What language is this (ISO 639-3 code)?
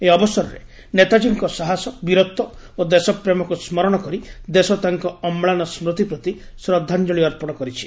ori